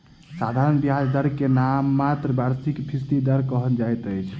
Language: Maithili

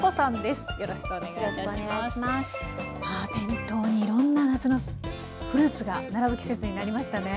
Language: Japanese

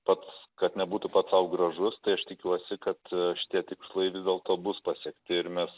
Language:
Lithuanian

